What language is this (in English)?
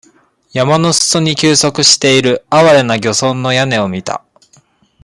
Japanese